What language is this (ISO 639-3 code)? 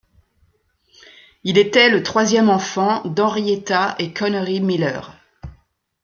fra